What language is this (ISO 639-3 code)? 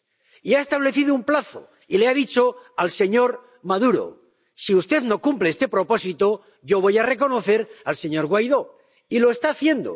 spa